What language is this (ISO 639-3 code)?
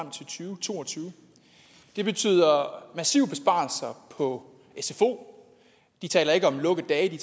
dan